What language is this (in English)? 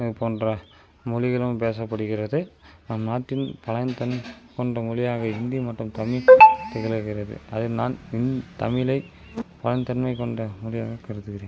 Tamil